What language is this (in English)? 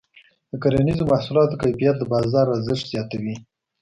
Pashto